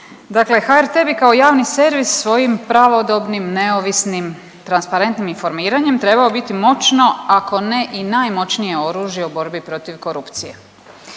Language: Croatian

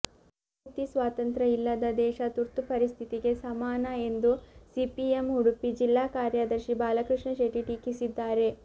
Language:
Kannada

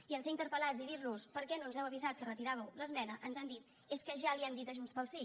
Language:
Catalan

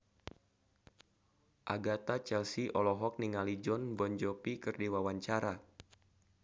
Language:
Sundanese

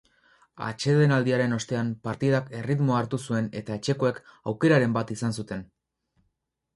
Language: Basque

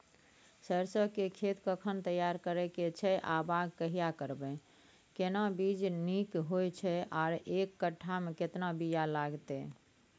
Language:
Maithili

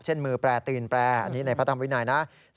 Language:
Thai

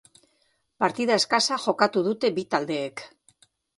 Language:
Basque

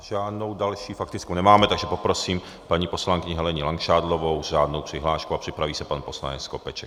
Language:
Czech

